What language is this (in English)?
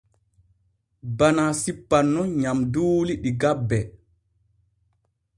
Borgu Fulfulde